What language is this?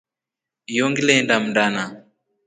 Rombo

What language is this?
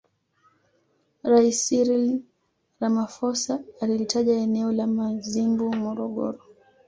Swahili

